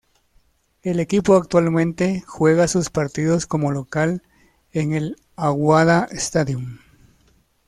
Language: Spanish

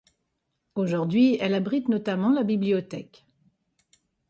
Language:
French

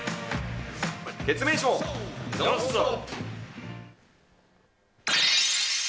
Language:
Japanese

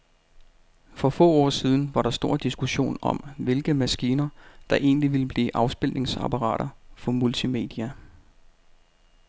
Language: Danish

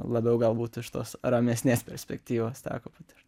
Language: Lithuanian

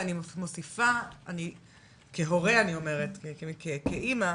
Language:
Hebrew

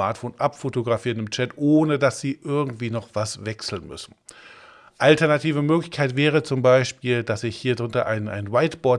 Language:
German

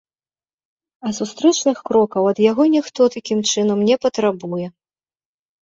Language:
Belarusian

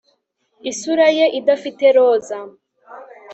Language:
Kinyarwanda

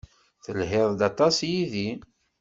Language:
Kabyle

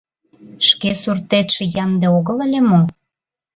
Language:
Mari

